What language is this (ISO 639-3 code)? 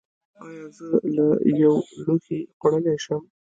pus